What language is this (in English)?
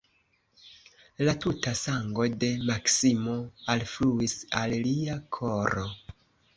Esperanto